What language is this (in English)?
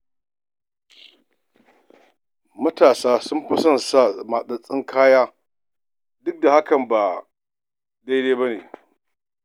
Hausa